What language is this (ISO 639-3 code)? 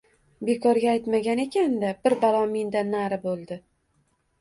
uzb